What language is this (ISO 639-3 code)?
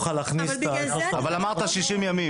heb